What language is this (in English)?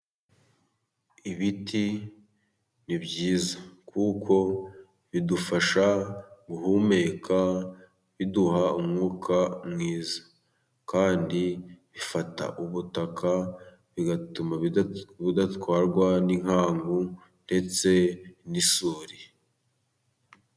Kinyarwanda